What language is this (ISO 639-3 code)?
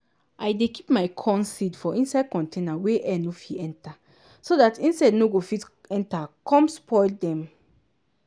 pcm